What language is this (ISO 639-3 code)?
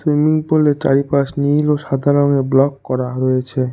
ben